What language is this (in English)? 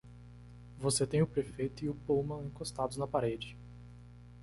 Portuguese